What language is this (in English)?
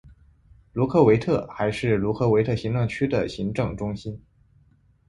Chinese